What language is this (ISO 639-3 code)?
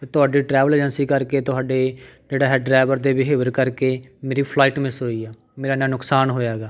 pan